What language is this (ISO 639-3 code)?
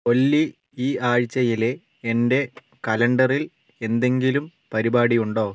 mal